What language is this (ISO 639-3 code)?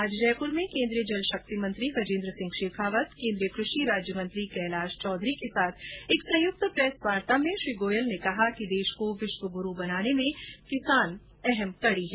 hin